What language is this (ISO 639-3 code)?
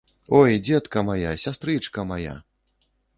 bel